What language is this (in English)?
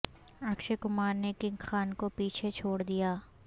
Urdu